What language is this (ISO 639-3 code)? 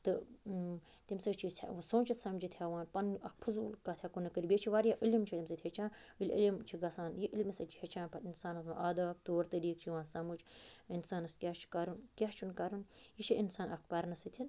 kas